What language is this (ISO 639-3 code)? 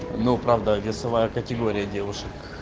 rus